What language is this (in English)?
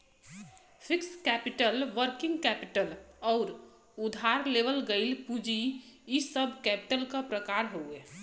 Bhojpuri